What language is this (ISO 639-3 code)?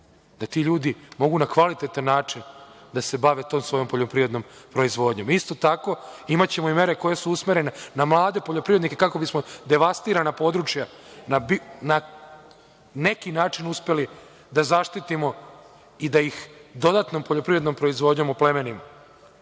srp